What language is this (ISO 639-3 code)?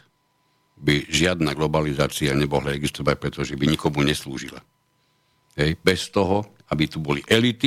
slk